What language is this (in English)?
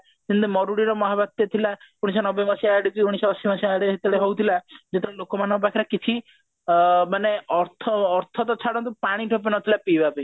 Odia